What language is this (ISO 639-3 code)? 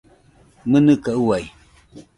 hux